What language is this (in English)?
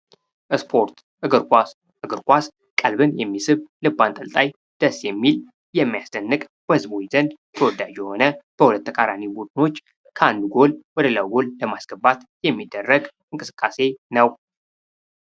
Amharic